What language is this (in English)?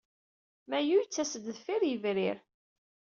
Kabyle